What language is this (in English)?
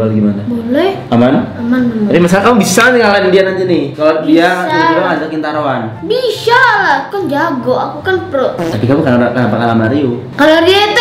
Indonesian